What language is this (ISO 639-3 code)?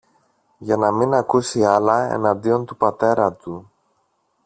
ell